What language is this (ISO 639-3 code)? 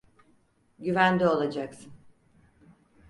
tur